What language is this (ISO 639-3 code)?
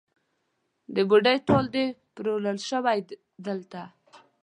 pus